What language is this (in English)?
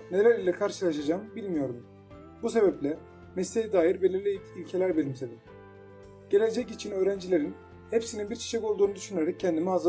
Turkish